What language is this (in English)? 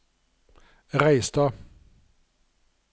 Norwegian